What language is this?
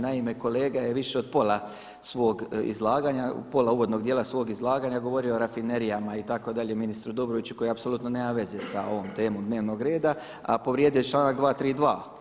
Croatian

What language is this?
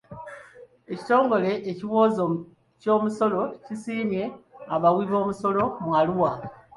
Ganda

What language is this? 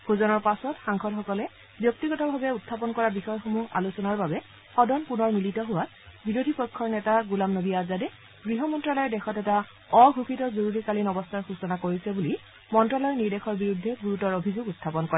Assamese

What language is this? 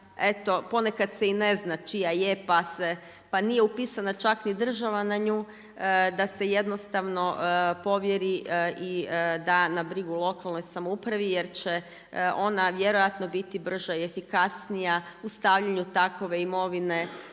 Croatian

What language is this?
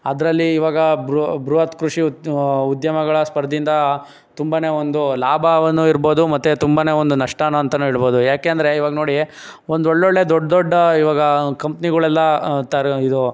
Kannada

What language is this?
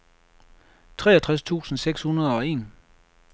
Danish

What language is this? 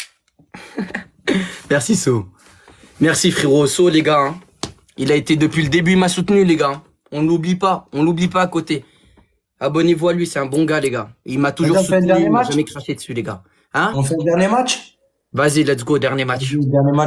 French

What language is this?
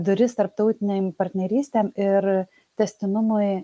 Lithuanian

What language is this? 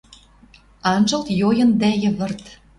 Western Mari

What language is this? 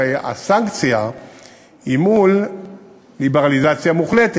Hebrew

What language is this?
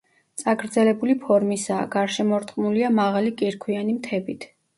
Georgian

